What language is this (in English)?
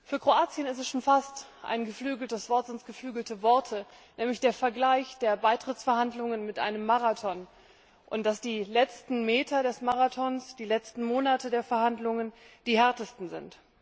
German